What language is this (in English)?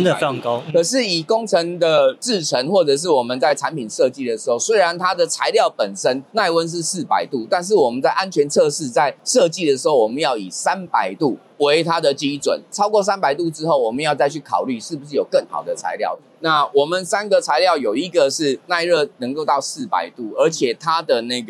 Chinese